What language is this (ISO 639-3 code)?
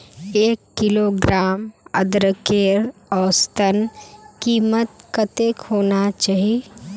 mag